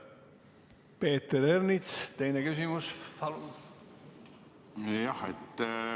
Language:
Estonian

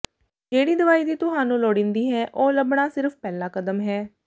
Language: Punjabi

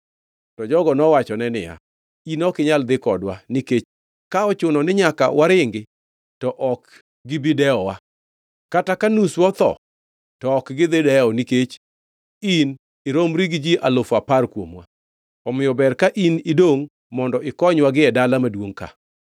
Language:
Luo (Kenya and Tanzania)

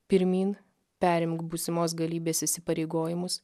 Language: Lithuanian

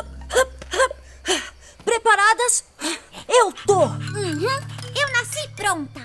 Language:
Portuguese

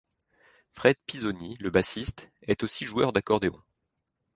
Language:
French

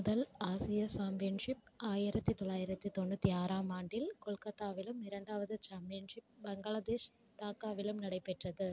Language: Tamil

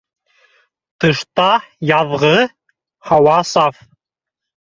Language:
Bashkir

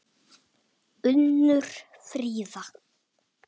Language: Icelandic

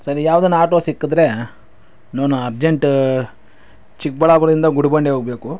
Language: Kannada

